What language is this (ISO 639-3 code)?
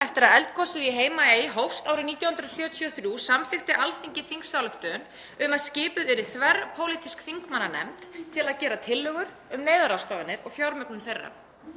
isl